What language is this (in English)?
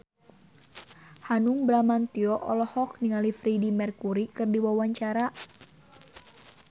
Sundanese